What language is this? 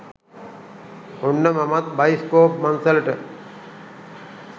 Sinhala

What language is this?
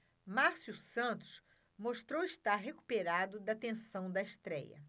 Portuguese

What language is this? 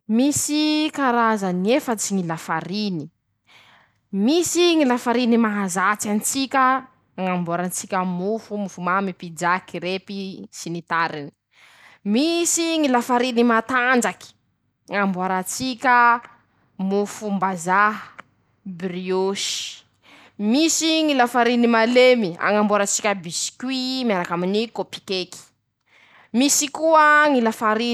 Masikoro Malagasy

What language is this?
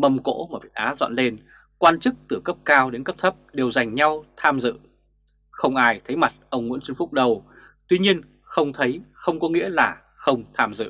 Vietnamese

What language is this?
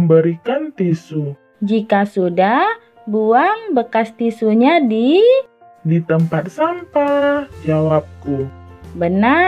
Indonesian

